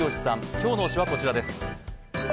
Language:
Japanese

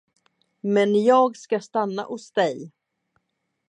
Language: Swedish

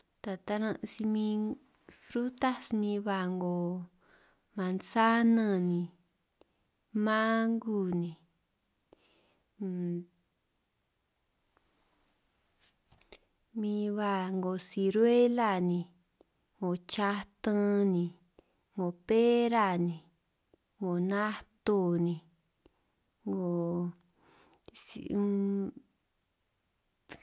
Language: San Martín Itunyoso Triqui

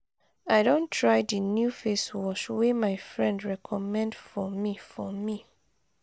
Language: Nigerian Pidgin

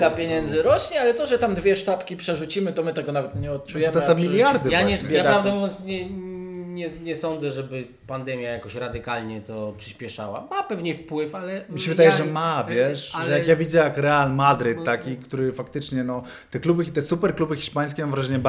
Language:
Polish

